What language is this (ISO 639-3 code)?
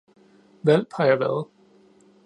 dan